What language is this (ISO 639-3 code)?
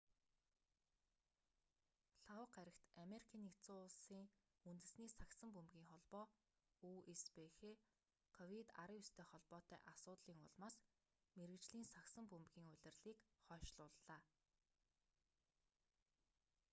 mon